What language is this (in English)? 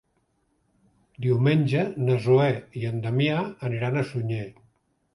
Catalan